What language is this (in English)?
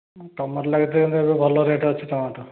Odia